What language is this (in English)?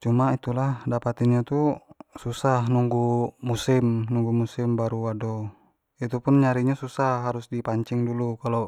Jambi Malay